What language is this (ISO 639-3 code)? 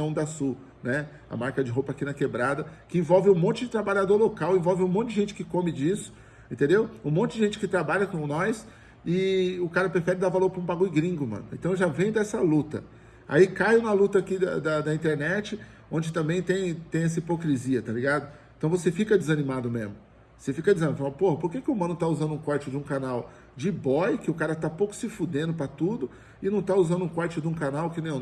por